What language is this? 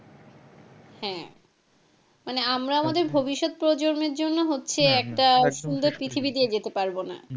Bangla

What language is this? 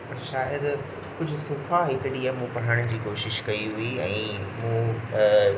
Sindhi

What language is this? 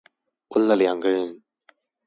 Chinese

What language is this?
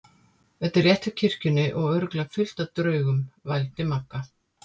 Icelandic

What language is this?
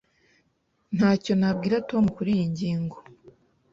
Kinyarwanda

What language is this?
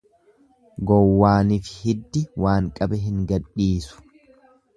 Oromo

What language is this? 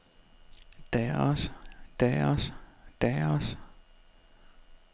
Danish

